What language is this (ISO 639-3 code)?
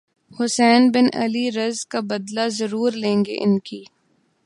urd